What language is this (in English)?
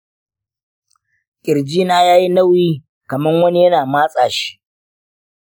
Hausa